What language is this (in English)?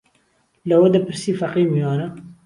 Central Kurdish